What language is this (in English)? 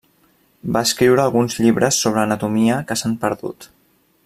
Catalan